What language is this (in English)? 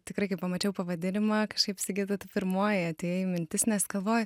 Lithuanian